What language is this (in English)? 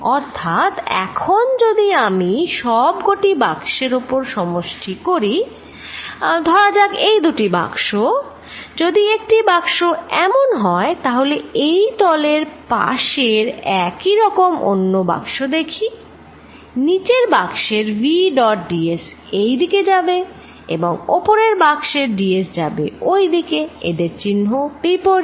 Bangla